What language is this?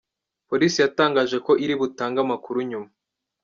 Kinyarwanda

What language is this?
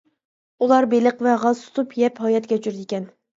Uyghur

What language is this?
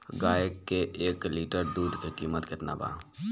Bhojpuri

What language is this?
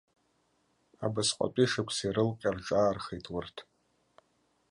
Abkhazian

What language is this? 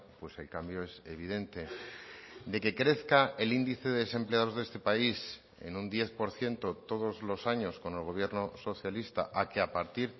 Spanish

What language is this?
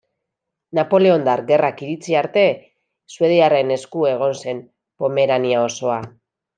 Basque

